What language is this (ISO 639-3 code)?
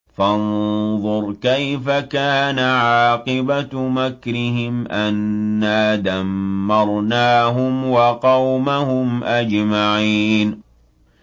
ara